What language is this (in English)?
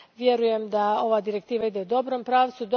Croatian